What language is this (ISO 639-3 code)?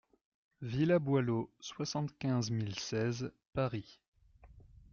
fra